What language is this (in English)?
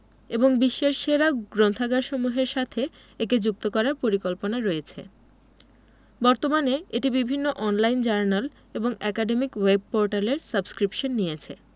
Bangla